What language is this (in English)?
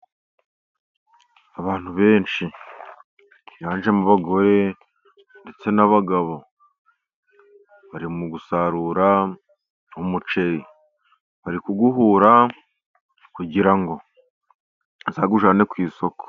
Kinyarwanda